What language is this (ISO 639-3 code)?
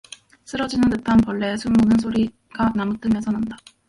kor